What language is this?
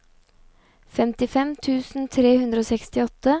Norwegian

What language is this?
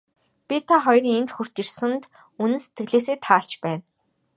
Mongolian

